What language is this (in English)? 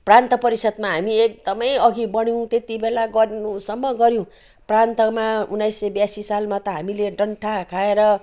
Nepali